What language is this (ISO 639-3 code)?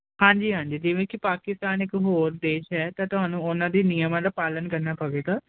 pan